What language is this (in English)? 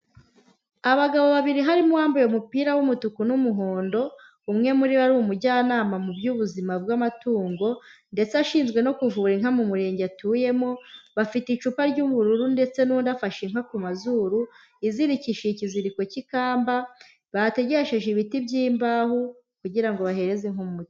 Kinyarwanda